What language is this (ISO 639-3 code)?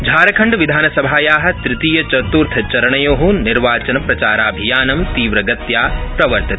san